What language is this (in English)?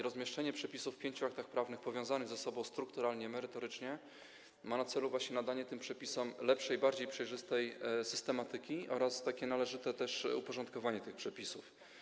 Polish